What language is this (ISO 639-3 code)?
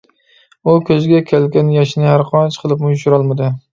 uig